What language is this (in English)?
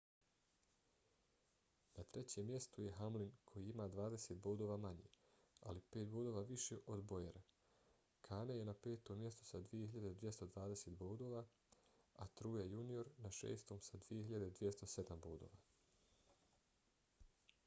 Bosnian